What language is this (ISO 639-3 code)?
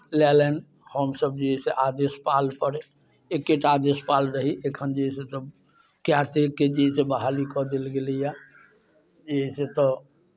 mai